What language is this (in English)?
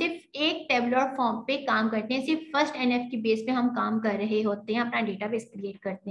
Hindi